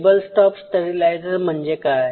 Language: Marathi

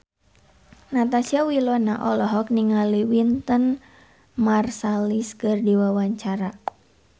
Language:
Sundanese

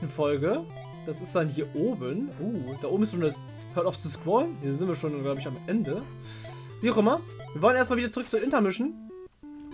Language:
German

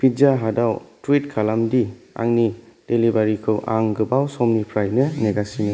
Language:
Bodo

